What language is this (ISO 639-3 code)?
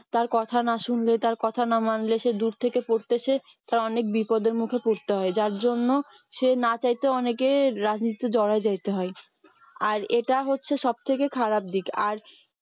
ben